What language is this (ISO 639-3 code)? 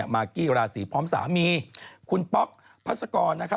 tha